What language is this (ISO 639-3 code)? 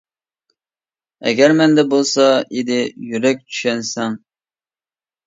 uig